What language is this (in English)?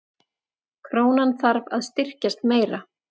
Icelandic